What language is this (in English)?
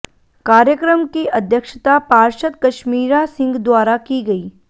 Hindi